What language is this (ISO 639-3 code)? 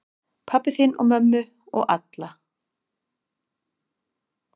isl